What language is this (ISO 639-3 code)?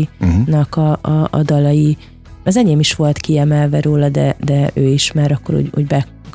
hun